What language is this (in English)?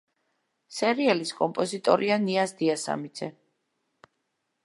Georgian